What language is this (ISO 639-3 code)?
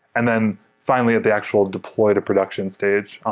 eng